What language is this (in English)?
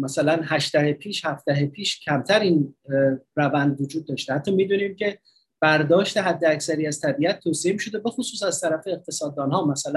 Persian